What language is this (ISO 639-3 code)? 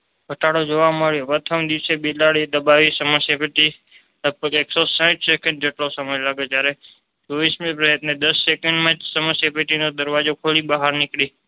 guj